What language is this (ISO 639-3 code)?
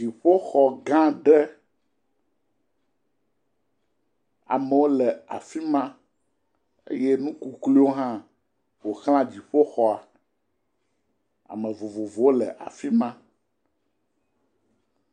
ewe